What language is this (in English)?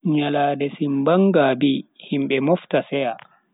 Bagirmi Fulfulde